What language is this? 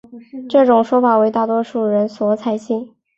Chinese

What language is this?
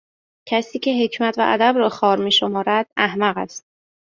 Persian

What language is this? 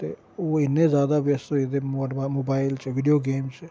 Dogri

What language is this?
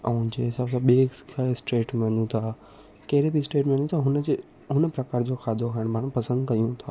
Sindhi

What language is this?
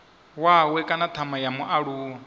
Venda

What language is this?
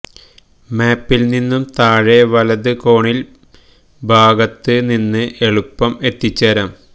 Malayalam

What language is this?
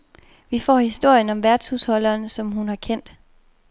Danish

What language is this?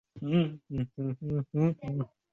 Chinese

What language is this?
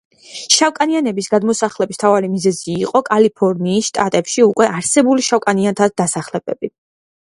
Georgian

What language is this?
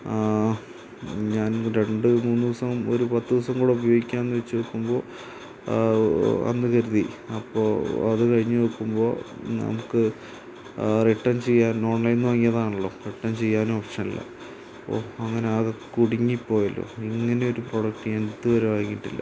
Malayalam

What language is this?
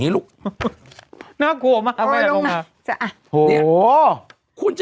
Thai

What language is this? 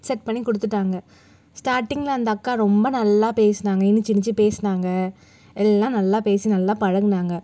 Tamil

